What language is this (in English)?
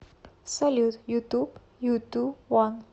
Russian